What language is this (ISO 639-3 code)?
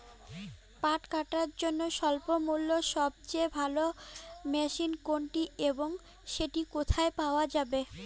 ben